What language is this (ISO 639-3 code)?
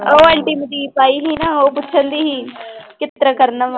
pan